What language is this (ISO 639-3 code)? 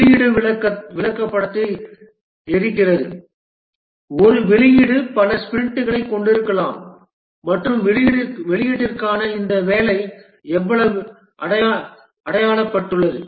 tam